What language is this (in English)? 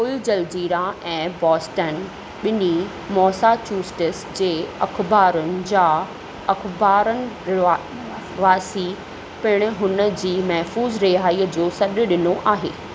Sindhi